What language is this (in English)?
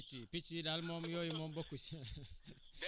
Wolof